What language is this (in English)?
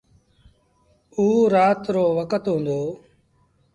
Sindhi Bhil